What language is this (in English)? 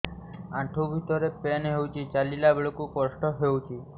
Odia